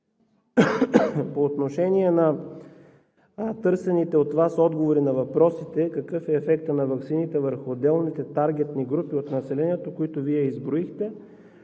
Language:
Bulgarian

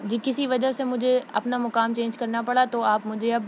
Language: Urdu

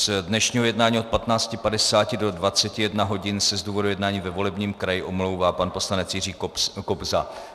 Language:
Czech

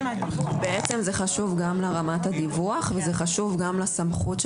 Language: Hebrew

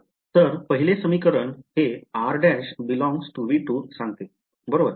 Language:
Marathi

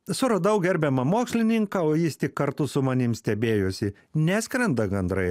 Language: Lithuanian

